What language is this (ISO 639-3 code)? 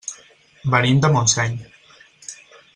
cat